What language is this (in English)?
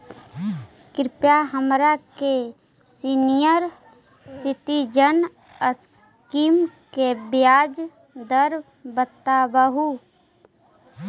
Magahi